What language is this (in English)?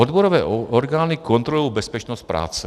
Czech